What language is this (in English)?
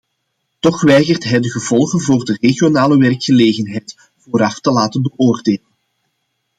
Dutch